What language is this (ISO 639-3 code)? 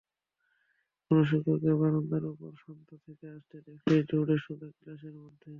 ben